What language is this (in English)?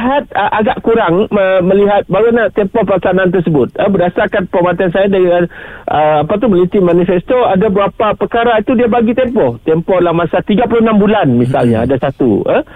Malay